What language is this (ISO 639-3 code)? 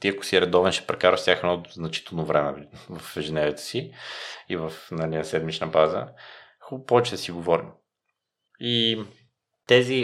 bul